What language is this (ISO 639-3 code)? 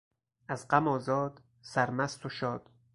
fas